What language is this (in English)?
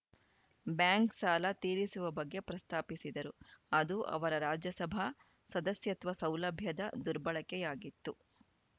Kannada